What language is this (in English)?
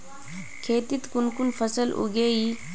Magahi